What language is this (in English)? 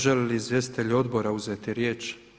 Croatian